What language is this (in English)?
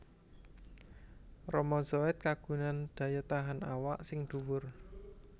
Javanese